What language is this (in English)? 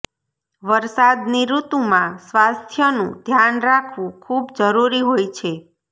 Gujarati